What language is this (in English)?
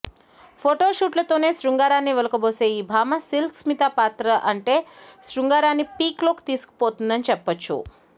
Telugu